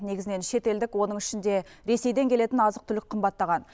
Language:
Kazakh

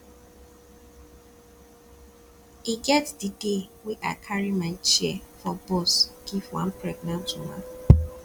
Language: Nigerian Pidgin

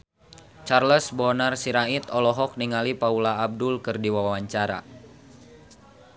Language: Sundanese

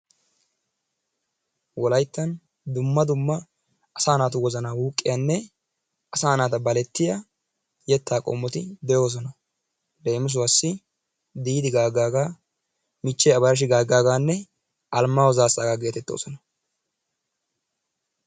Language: Wolaytta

